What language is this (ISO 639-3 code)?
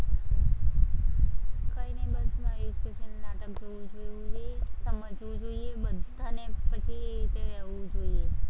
guj